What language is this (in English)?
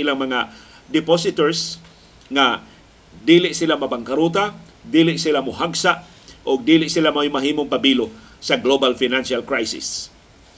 Filipino